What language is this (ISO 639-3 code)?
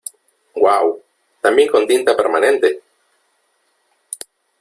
spa